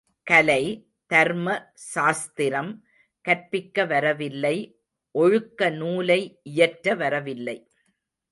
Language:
Tamil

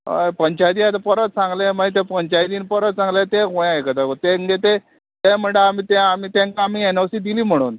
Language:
Konkani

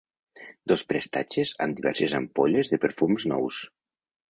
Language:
Catalan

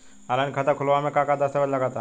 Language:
Bhojpuri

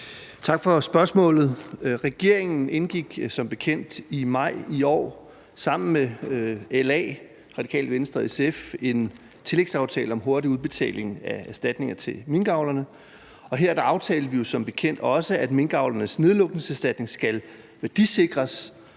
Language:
Danish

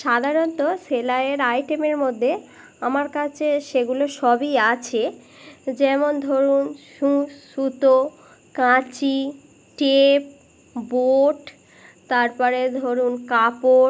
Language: Bangla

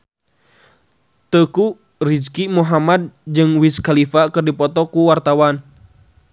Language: Sundanese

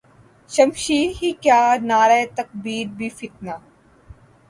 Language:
Urdu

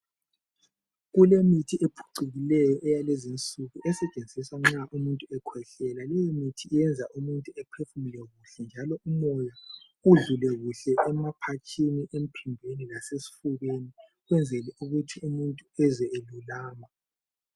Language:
North Ndebele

